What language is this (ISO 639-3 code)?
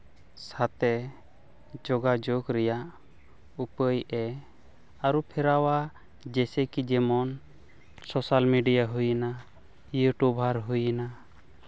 sat